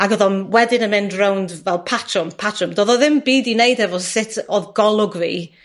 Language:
Welsh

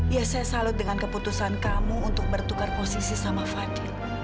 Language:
Indonesian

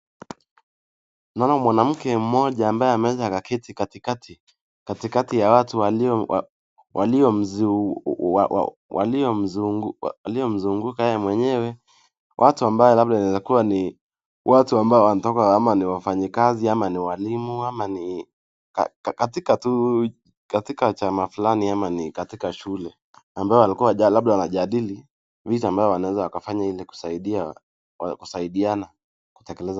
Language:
Swahili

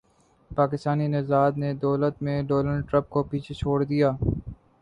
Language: Urdu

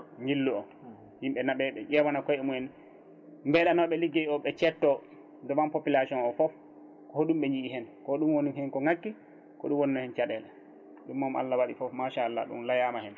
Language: Fula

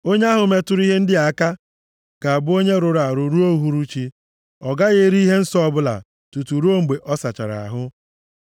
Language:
Igbo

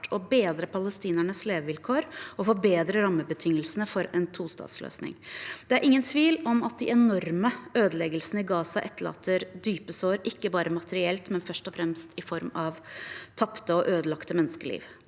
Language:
Norwegian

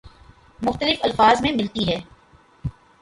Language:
Urdu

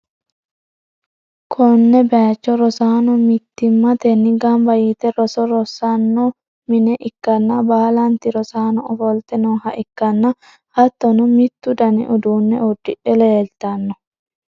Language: Sidamo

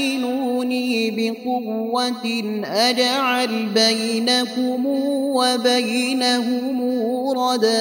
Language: Arabic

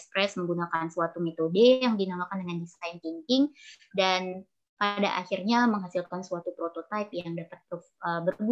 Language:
Indonesian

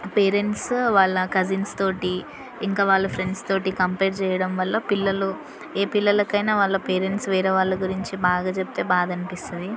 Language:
Telugu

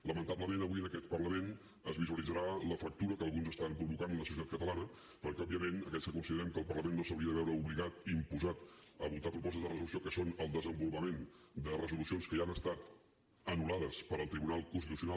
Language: Catalan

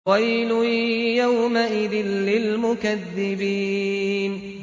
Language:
Arabic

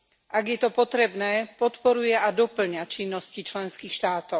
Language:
Slovak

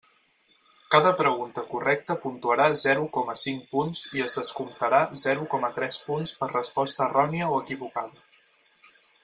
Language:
Catalan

